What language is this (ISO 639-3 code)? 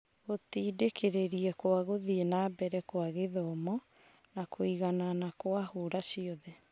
kik